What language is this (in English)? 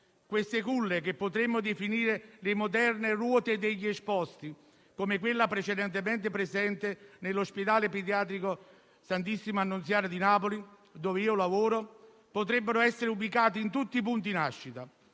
Italian